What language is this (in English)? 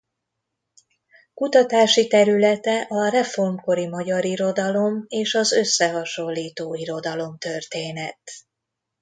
Hungarian